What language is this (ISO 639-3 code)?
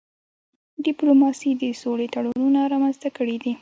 pus